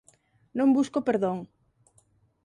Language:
Galician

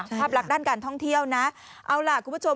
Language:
Thai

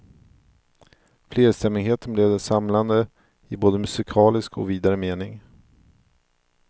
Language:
Swedish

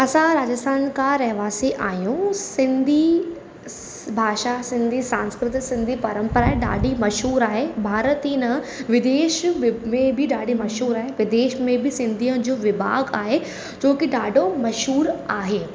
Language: Sindhi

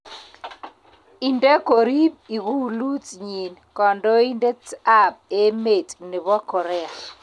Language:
Kalenjin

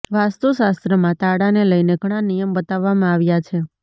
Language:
Gujarati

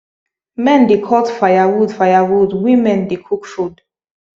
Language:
Nigerian Pidgin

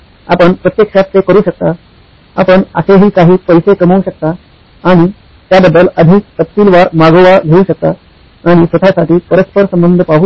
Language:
Marathi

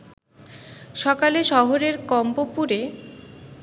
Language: Bangla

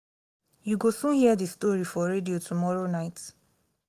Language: Nigerian Pidgin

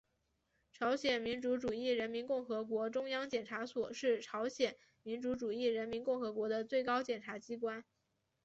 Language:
Chinese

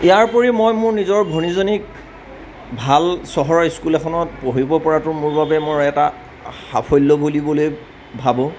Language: Assamese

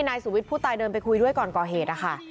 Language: Thai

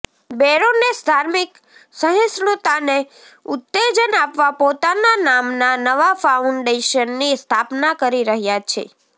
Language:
Gujarati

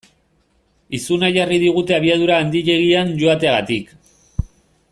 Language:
Basque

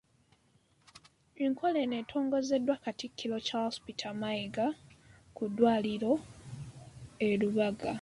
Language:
Ganda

